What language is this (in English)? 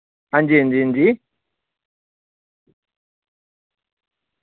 Dogri